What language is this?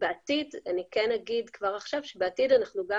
Hebrew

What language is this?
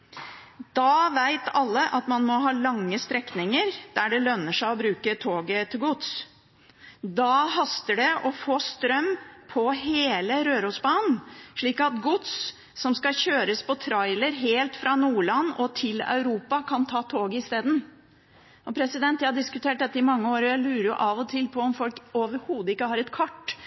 Norwegian Bokmål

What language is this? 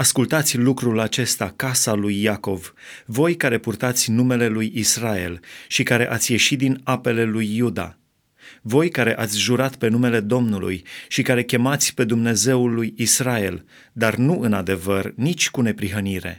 Romanian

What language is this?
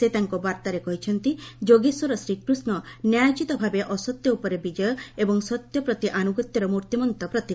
Odia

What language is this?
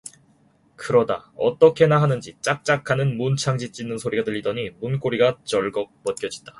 Korean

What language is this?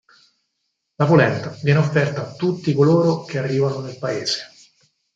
Italian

